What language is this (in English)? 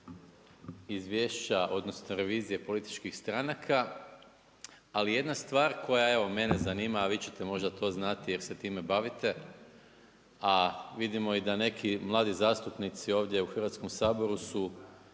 Croatian